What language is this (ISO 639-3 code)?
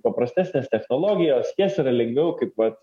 lit